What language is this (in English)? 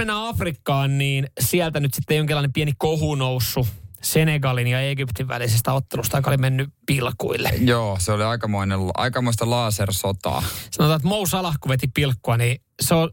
Finnish